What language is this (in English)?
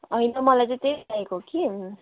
Nepali